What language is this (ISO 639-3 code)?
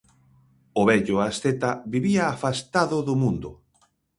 glg